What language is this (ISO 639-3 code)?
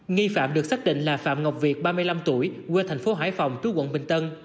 vie